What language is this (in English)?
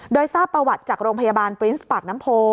Thai